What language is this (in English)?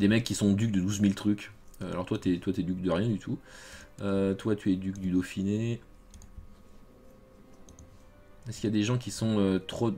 French